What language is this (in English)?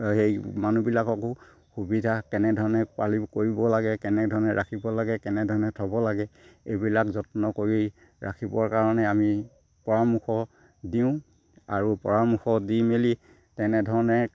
Assamese